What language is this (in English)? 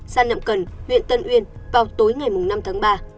Vietnamese